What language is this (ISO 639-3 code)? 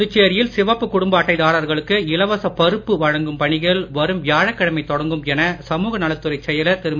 tam